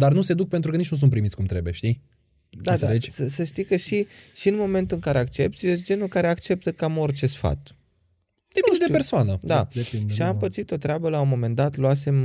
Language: Romanian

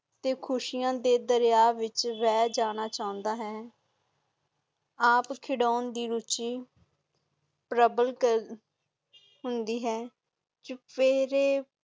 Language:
Punjabi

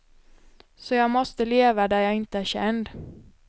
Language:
Swedish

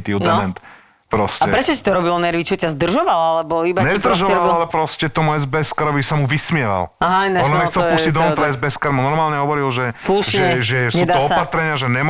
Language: Slovak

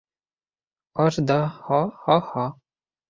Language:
Bashkir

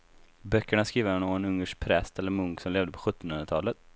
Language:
Swedish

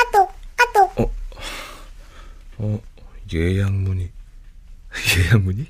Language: Korean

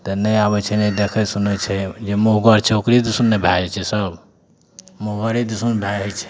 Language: Maithili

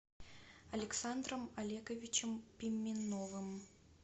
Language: Russian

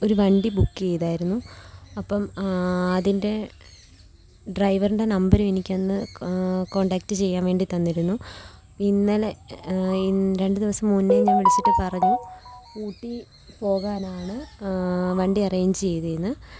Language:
Malayalam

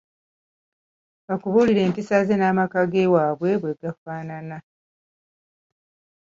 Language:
Ganda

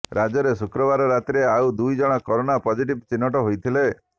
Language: Odia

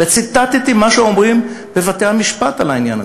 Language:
Hebrew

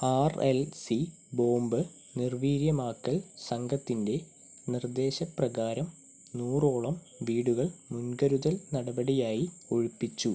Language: Malayalam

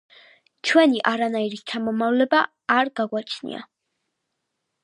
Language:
Georgian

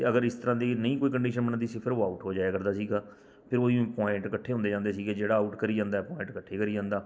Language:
Punjabi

